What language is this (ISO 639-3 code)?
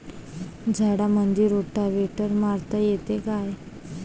mar